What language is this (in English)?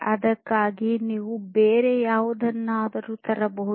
Kannada